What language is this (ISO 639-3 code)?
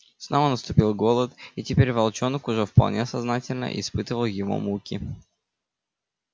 rus